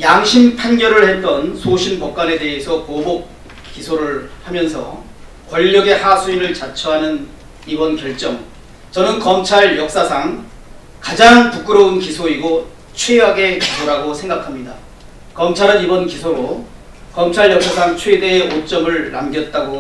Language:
Korean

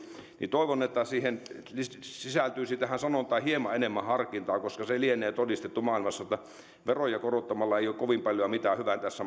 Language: Finnish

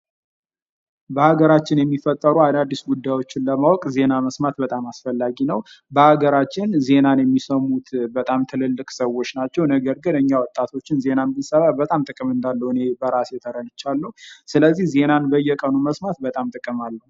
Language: Amharic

